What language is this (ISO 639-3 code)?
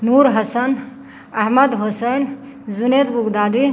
mai